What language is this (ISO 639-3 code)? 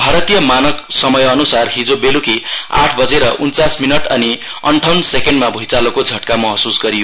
nep